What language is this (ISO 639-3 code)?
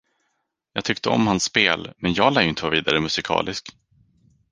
swe